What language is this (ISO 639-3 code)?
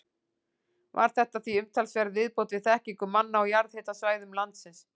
isl